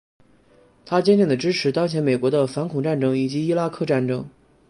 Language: Chinese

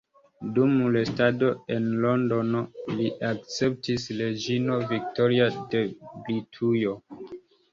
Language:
Esperanto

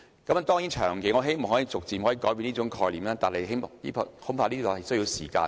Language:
Cantonese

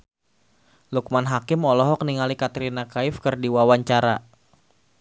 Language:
Sundanese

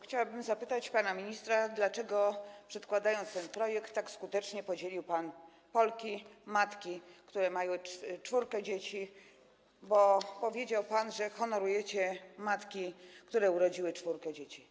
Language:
Polish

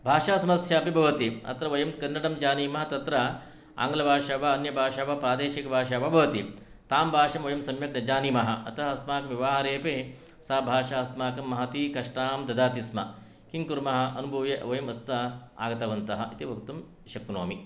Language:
Sanskrit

